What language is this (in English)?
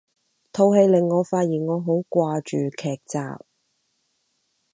Cantonese